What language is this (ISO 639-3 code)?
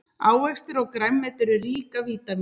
isl